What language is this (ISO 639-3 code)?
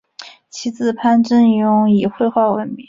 zho